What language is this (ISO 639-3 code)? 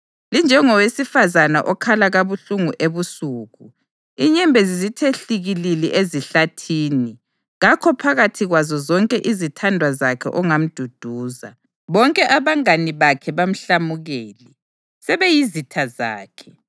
nde